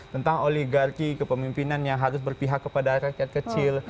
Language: Indonesian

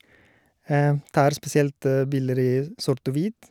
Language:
Norwegian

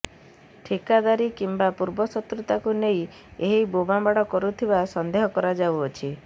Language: Odia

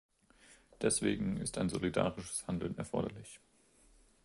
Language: German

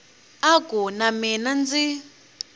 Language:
Tsonga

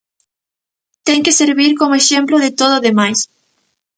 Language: Galician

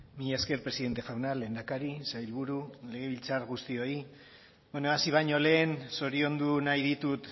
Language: Basque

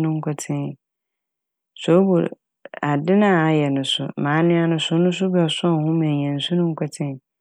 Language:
Akan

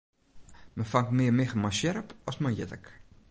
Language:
Western Frisian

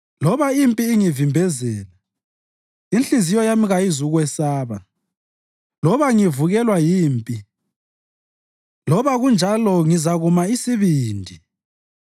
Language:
North Ndebele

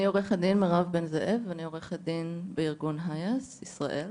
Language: Hebrew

